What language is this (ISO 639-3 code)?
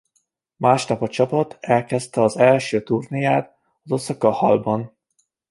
hun